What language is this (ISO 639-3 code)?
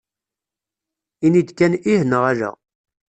kab